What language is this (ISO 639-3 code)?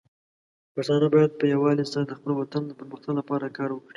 pus